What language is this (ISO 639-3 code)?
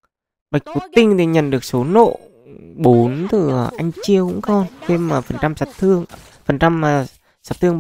vie